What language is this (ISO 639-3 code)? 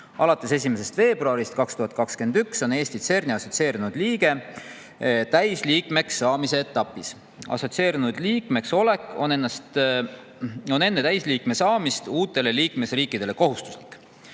est